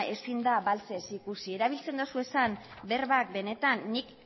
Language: Basque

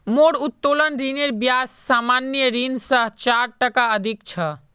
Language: Magahi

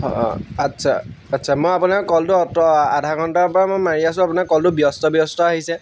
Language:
Assamese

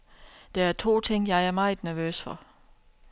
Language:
Danish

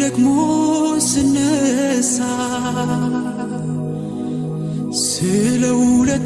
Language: Amharic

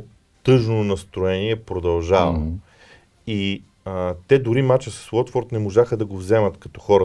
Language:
Bulgarian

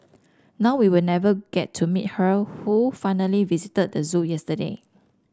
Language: English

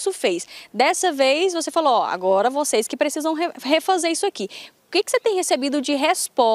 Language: Portuguese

